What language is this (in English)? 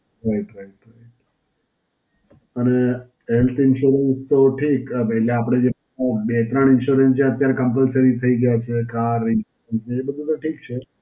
Gujarati